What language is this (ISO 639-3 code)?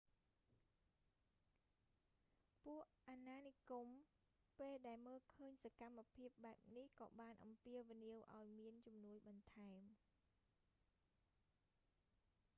khm